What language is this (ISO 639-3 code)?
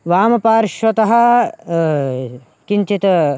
san